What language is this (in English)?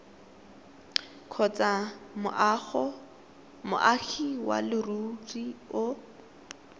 Tswana